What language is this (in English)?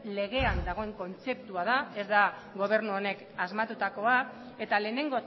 Basque